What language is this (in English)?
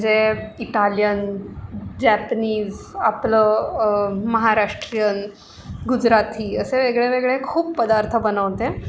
Marathi